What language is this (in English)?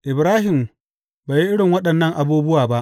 Hausa